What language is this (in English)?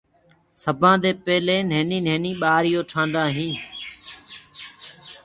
Gurgula